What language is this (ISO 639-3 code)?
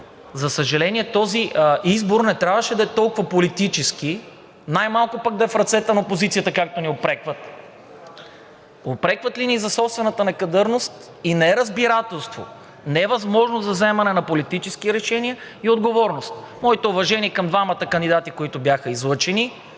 bul